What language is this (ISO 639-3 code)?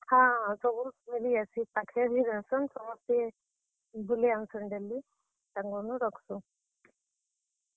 ori